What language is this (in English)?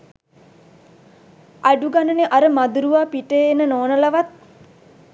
Sinhala